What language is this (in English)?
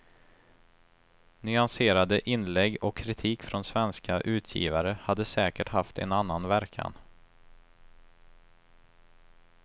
Swedish